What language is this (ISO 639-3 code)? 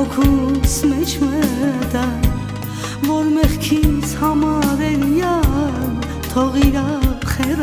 ron